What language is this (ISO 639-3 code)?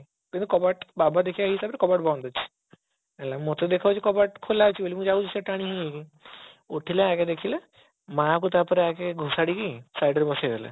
ori